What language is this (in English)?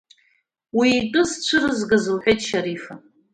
Abkhazian